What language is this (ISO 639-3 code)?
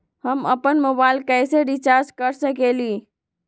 mag